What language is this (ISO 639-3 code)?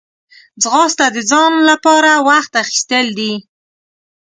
pus